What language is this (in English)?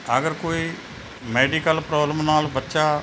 Punjabi